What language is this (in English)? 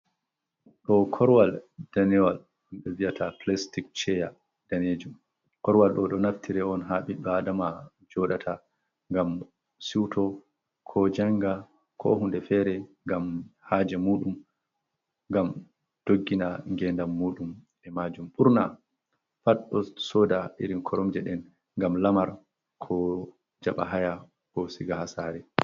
Fula